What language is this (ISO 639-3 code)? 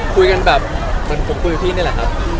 tha